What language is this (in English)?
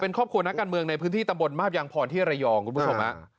Thai